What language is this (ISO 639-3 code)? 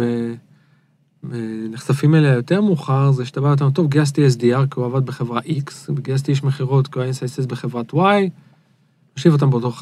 heb